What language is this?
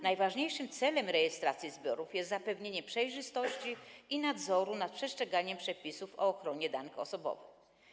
Polish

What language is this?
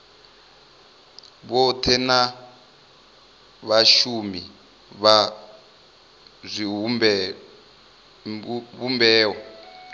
Venda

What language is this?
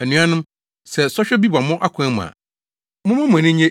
Akan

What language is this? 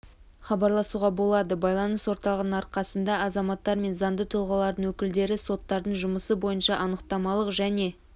Kazakh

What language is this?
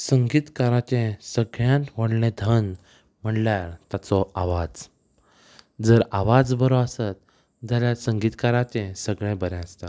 Konkani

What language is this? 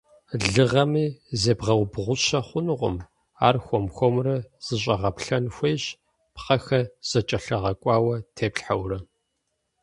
Kabardian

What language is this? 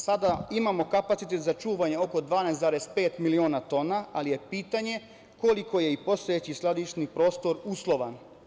Serbian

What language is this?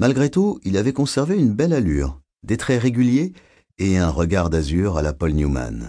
French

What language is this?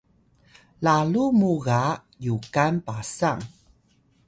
Atayal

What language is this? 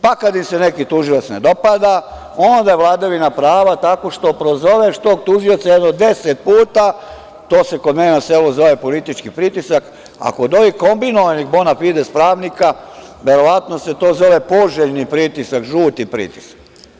Serbian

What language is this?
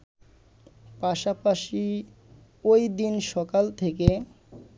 Bangla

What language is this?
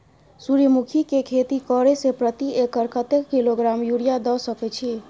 Maithili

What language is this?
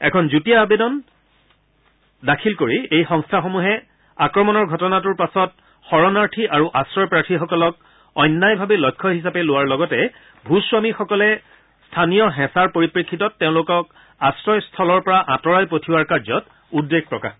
Assamese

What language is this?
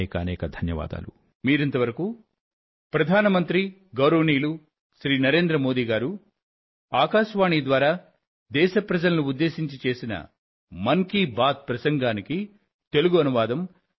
Telugu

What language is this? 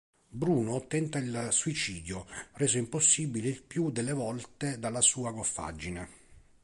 Italian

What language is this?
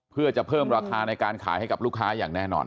Thai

